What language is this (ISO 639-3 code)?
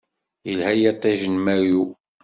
kab